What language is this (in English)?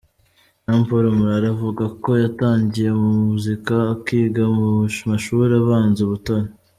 Kinyarwanda